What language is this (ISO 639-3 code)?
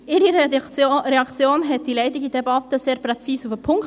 gsw